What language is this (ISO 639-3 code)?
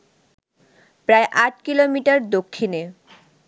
ben